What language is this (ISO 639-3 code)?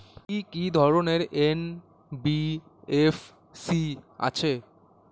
ben